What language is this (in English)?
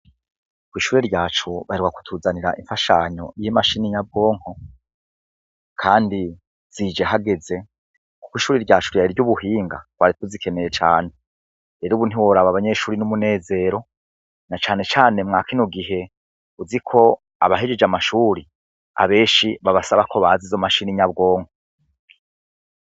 Rundi